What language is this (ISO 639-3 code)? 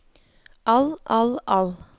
nor